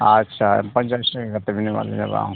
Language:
Santali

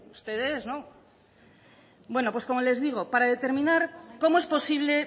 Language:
Spanish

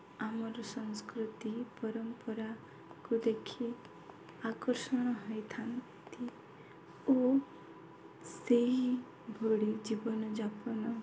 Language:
Odia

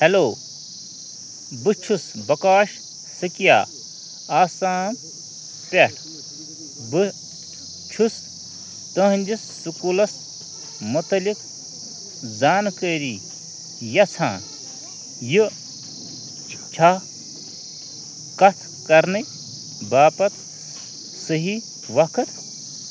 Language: Kashmiri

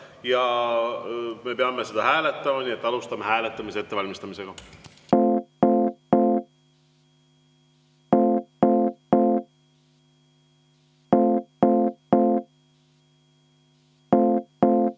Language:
Estonian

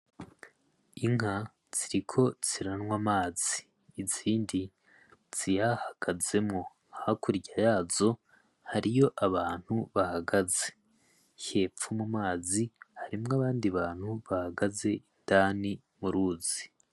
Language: Rundi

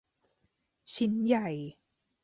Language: Thai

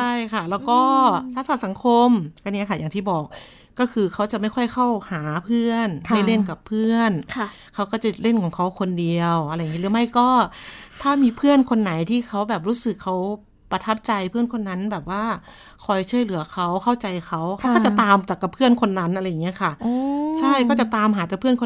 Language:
Thai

